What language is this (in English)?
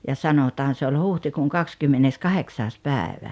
Finnish